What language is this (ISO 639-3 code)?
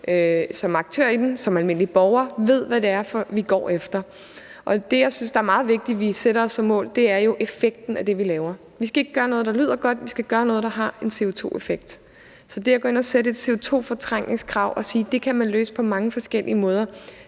dan